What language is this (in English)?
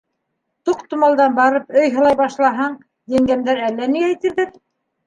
Bashkir